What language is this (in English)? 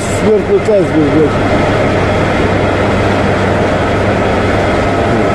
Russian